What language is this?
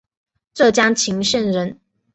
Chinese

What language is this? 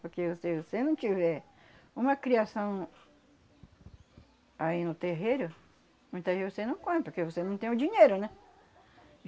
Portuguese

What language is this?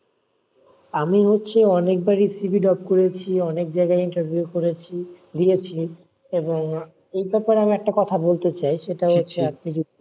Bangla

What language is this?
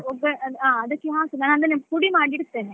Kannada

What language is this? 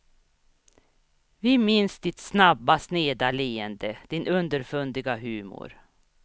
Swedish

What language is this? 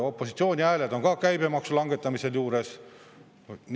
Estonian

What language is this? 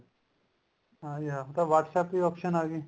Punjabi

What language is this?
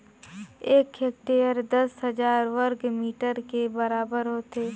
Chhattisgarhi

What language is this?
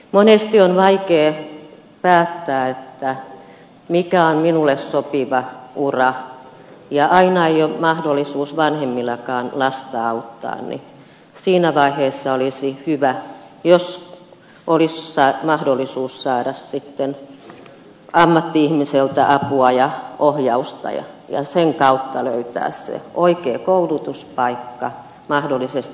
Finnish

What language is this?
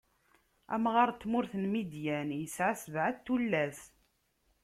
Kabyle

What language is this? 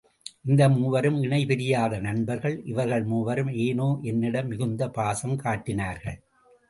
Tamil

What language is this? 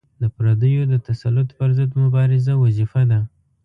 Pashto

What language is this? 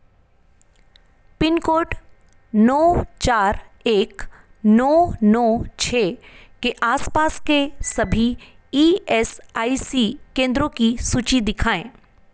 Hindi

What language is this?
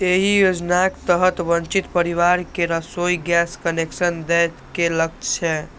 Maithili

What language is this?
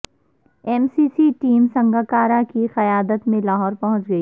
Urdu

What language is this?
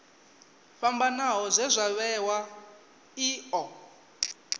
Venda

